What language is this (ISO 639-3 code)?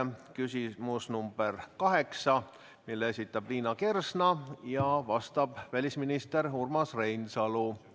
est